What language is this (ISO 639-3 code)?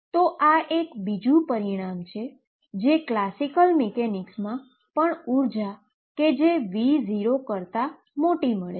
guj